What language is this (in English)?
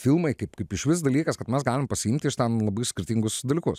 Lithuanian